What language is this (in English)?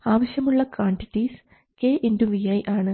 Malayalam